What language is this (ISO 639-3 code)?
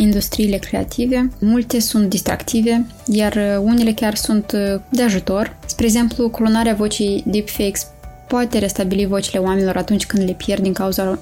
ron